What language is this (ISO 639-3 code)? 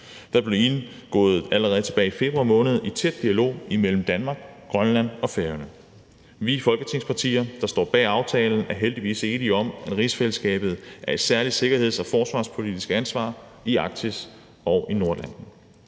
dan